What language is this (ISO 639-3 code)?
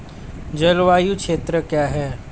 hin